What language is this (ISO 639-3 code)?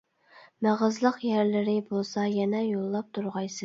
uig